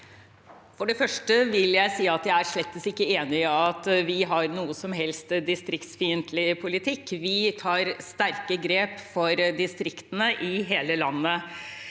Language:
Norwegian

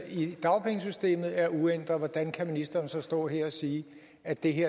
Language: Danish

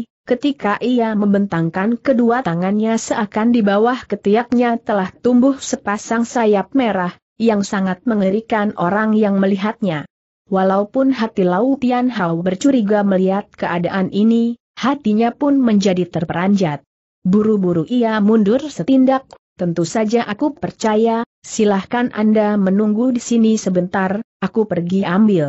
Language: Indonesian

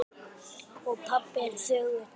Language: Icelandic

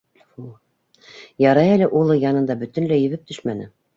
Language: Bashkir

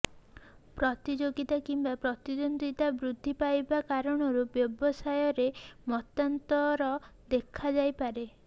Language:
Odia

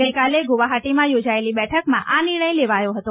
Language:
Gujarati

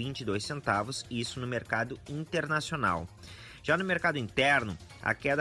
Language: Portuguese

